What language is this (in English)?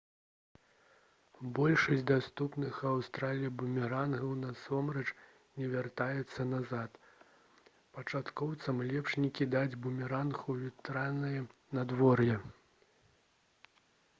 Belarusian